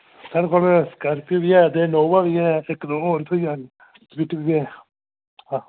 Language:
Dogri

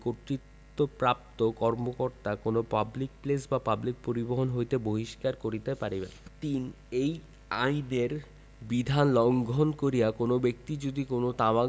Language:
Bangla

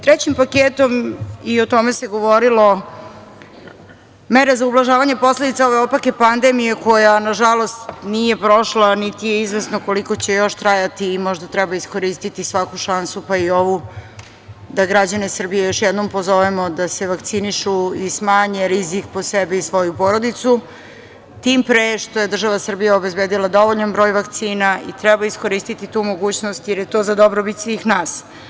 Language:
Serbian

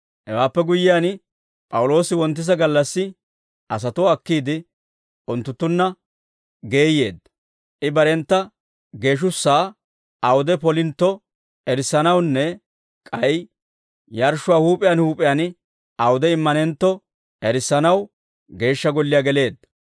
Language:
Dawro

